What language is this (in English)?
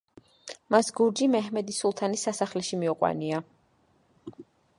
Georgian